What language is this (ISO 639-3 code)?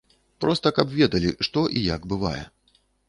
bel